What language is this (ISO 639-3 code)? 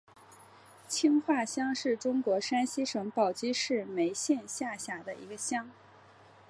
zho